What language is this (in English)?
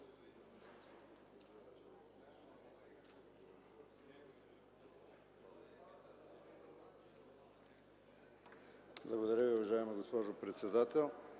Bulgarian